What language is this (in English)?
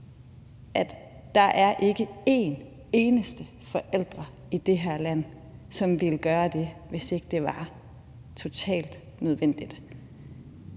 Danish